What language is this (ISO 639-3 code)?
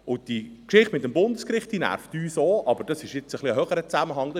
gsw